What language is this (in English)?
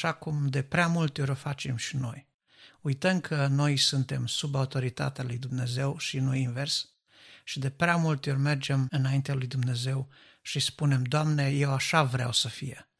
Romanian